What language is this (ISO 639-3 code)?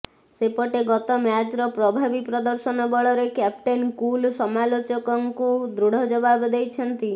ori